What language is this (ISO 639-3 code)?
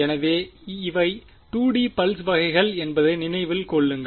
tam